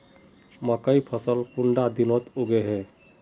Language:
Magahi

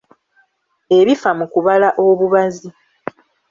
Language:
Ganda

